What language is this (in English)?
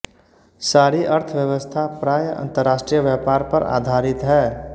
Hindi